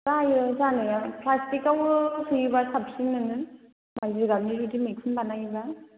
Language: Bodo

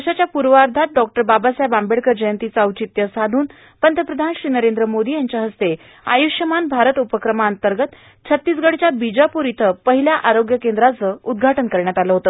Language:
Marathi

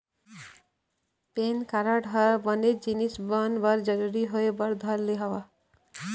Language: Chhattisgarhi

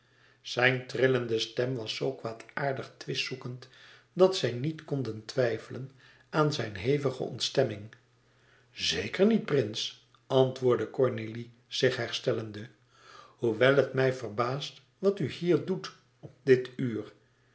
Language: Dutch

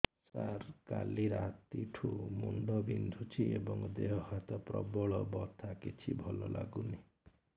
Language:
Odia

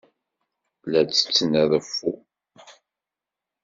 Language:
Kabyle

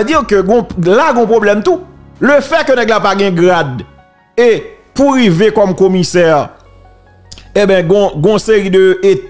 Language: French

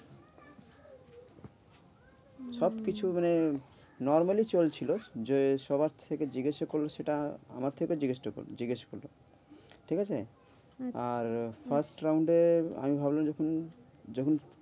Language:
Bangla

